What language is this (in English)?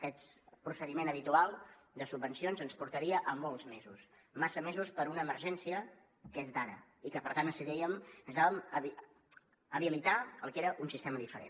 Catalan